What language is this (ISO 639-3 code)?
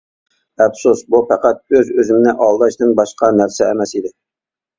uig